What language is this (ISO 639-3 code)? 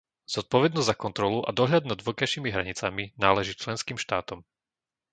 slk